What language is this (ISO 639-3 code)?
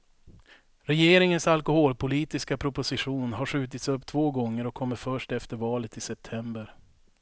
swe